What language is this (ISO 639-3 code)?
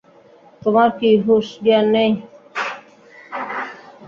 ben